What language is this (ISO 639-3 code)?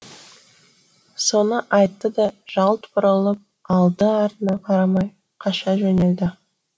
kaz